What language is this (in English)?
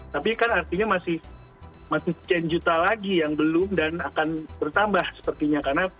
Indonesian